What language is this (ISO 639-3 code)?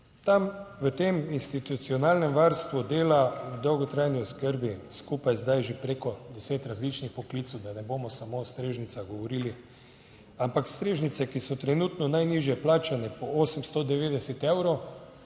slv